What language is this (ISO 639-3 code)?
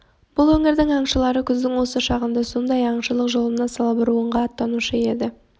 kaz